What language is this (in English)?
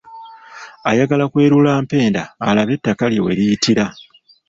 Ganda